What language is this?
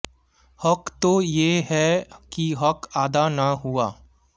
Bangla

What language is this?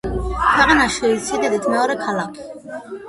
Georgian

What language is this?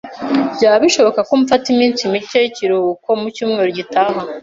Kinyarwanda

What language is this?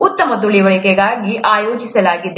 Kannada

